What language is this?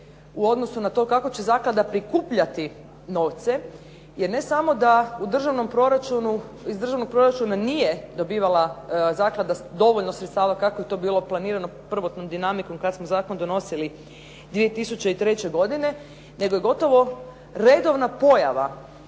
Croatian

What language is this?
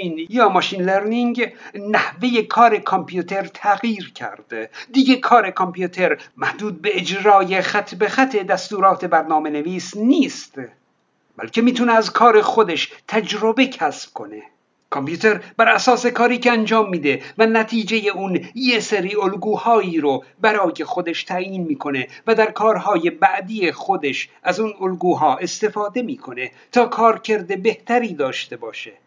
Persian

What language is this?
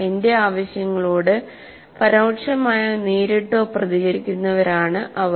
Malayalam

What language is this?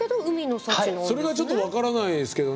Japanese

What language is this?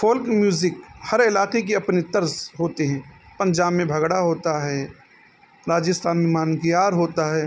Urdu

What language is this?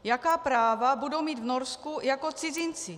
Czech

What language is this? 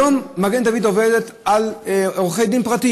Hebrew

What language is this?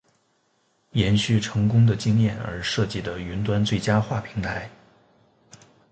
Chinese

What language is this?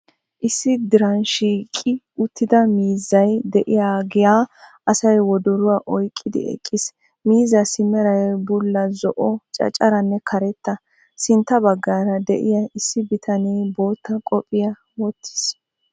Wolaytta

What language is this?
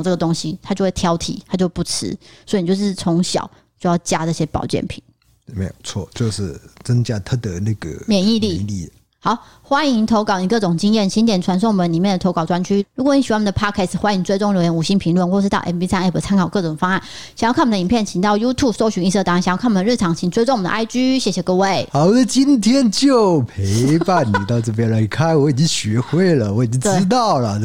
Chinese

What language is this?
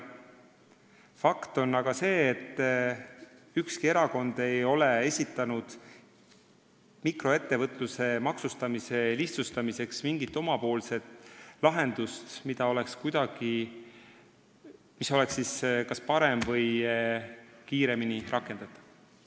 Estonian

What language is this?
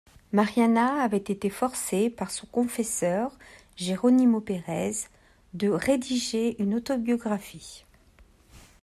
French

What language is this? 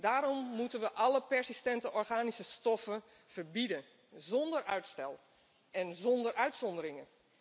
Dutch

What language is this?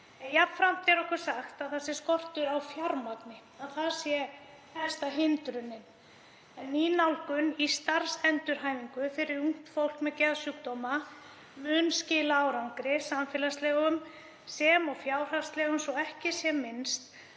Icelandic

